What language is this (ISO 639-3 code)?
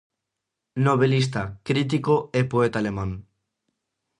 glg